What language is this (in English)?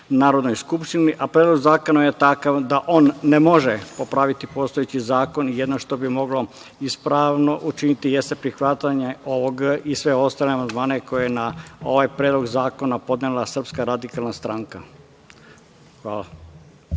Serbian